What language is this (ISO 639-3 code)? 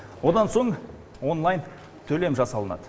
kaz